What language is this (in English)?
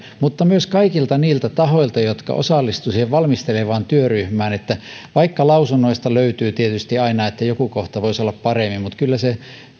Finnish